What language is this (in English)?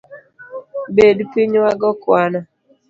Luo (Kenya and Tanzania)